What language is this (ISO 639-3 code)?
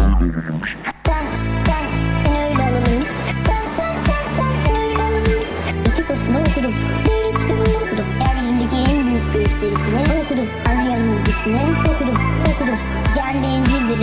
tur